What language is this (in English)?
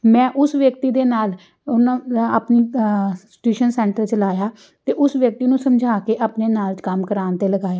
Punjabi